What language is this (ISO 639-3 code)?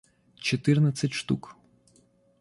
rus